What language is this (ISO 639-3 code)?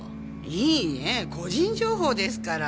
jpn